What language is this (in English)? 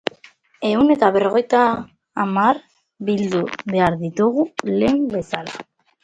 Basque